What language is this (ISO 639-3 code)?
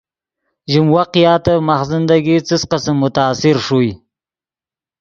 ydg